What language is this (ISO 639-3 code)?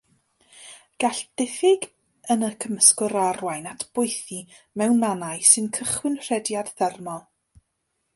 cym